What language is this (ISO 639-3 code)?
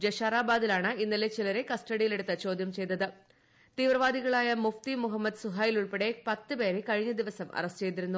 mal